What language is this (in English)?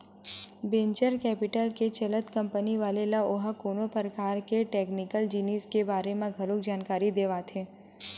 Chhattisgarhi